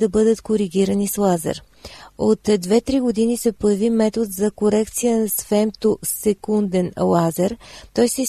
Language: Bulgarian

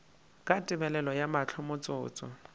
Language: Northern Sotho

